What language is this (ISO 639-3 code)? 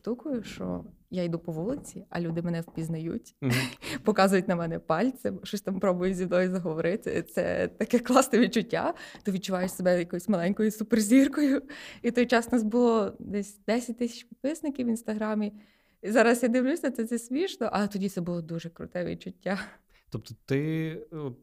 ukr